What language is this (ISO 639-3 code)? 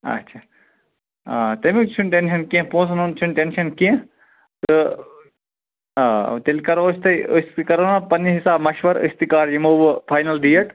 kas